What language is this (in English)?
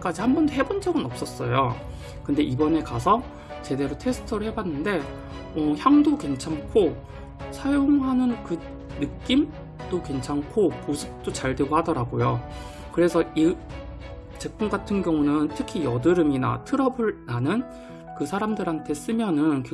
Korean